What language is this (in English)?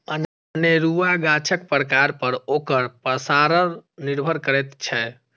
Maithili